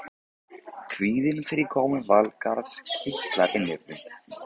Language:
Icelandic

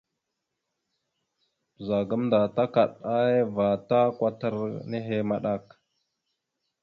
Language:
Mada (Cameroon)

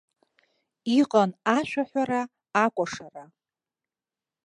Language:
Abkhazian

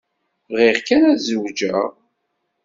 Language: Kabyle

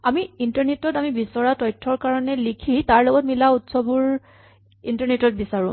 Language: Assamese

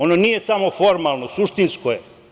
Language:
Serbian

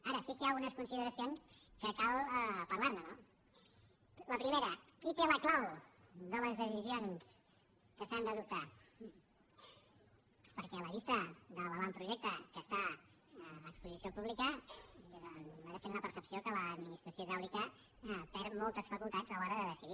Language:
Catalan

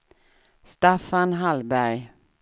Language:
Swedish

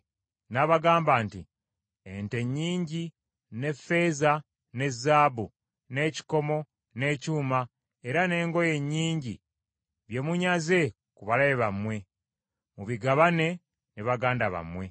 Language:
Ganda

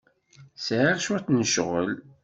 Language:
Kabyle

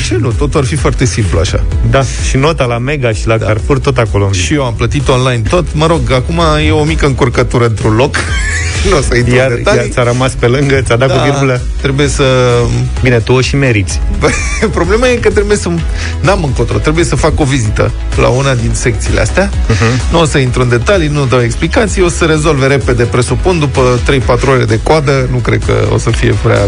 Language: Romanian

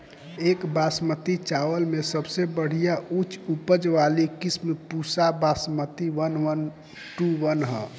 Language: Bhojpuri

